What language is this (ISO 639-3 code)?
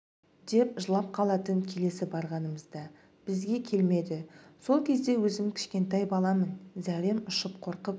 kaz